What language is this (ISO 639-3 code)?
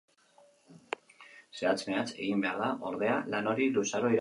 eus